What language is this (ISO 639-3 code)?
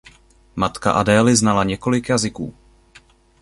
ces